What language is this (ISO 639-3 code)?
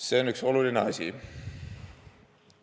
est